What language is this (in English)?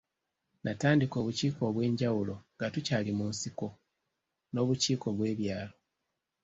Ganda